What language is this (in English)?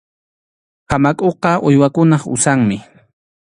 Arequipa-La Unión Quechua